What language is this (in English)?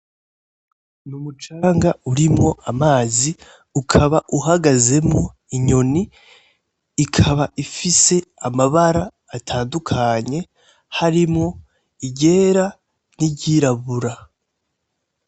Rundi